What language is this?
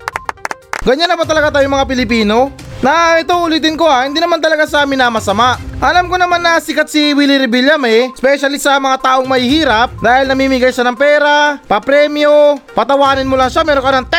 Filipino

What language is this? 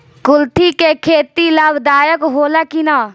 Bhojpuri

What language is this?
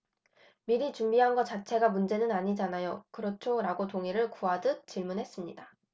Korean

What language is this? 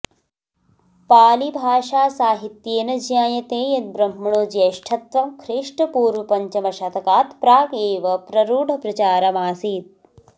Sanskrit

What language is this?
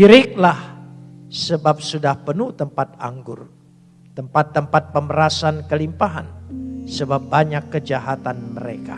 Indonesian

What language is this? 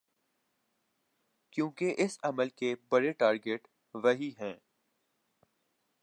Urdu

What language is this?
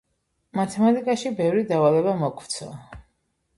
Georgian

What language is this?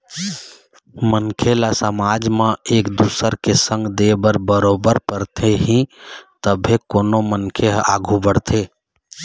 Chhattisgarhi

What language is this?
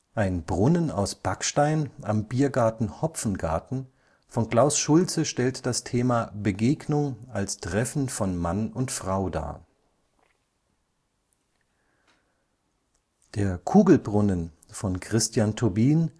German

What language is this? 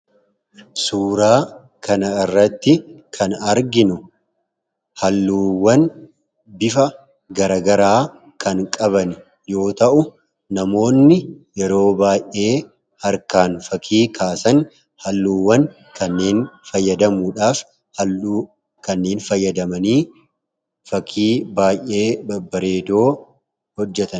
Oromo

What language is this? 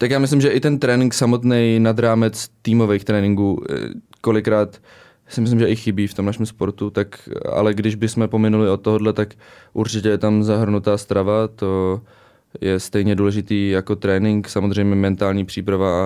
Czech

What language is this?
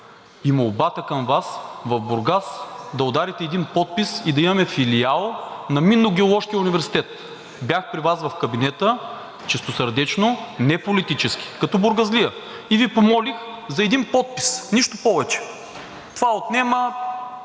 Bulgarian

